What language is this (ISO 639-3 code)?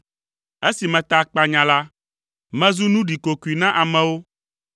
ewe